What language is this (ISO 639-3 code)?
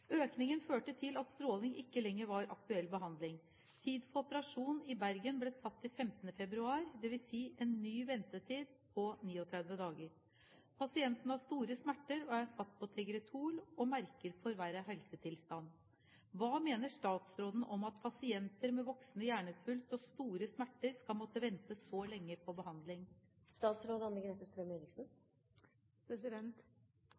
nob